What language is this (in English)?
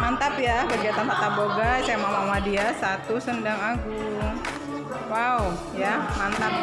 Indonesian